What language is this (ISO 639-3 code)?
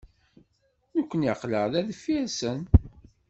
kab